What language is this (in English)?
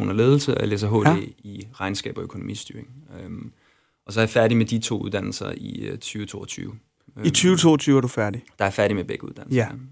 Danish